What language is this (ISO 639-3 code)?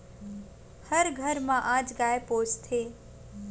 hne